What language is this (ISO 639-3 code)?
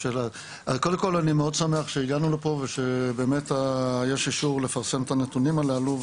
heb